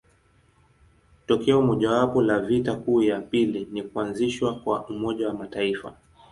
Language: Swahili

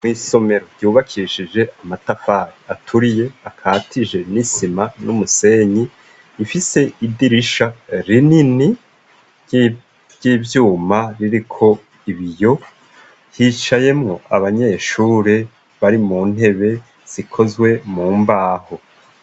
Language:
Rundi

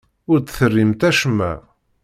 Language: Kabyle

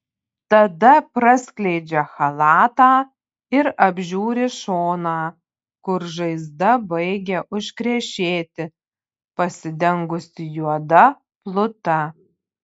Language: Lithuanian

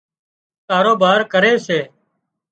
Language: Wadiyara Koli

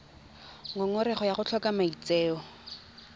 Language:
Tswana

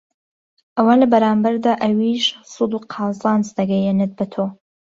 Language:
Central Kurdish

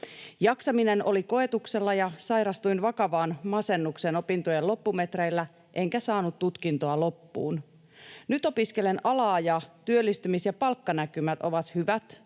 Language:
Finnish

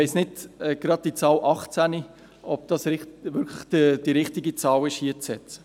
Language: Swiss German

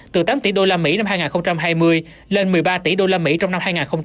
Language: Vietnamese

